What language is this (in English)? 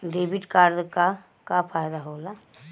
Bhojpuri